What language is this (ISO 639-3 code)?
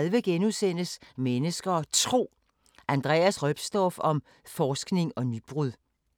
dan